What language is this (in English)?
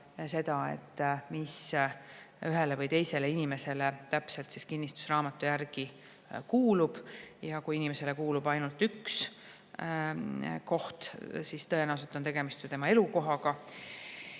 Estonian